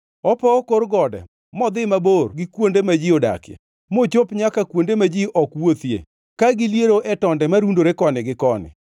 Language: Luo (Kenya and Tanzania)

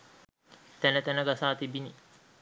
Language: Sinhala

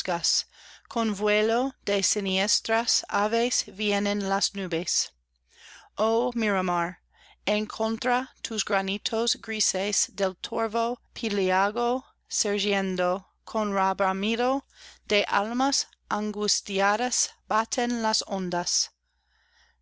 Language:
Spanish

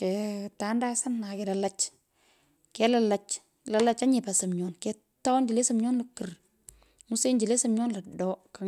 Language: Pökoot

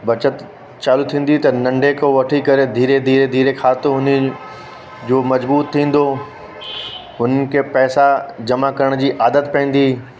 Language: Sindhi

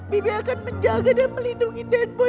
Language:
Indonesian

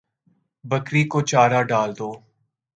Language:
Urdu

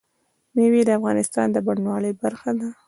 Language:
Pashto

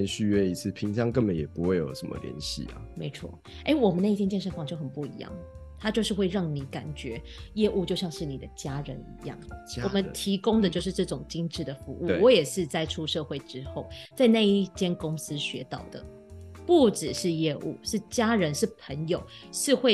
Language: Chinese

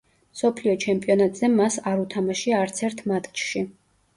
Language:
Georgian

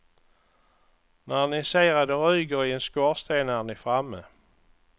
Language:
Swedish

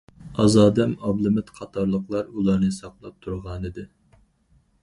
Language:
Uyghur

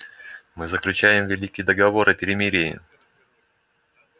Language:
Russian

